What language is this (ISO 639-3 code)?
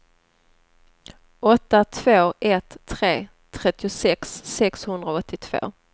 swe